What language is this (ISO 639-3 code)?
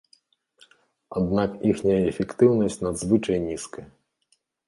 bel